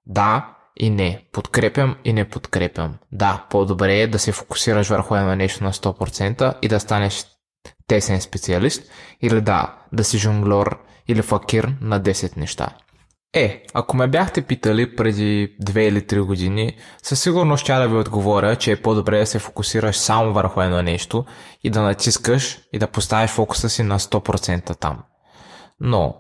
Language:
Bulgarian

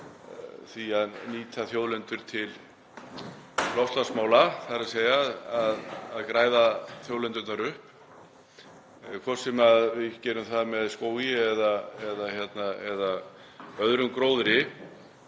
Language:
Icelandic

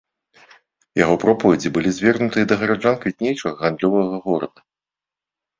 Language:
Belarusian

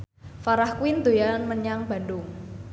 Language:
Javanese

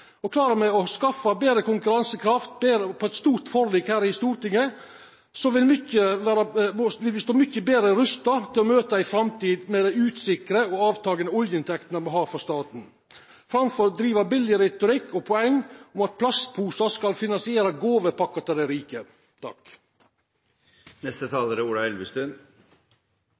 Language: Norwegian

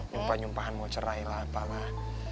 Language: Indonesian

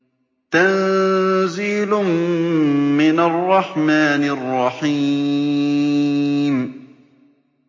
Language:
Arabic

